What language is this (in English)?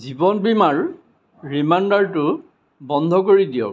Assamese